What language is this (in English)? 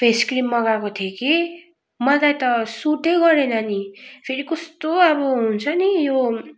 Nepali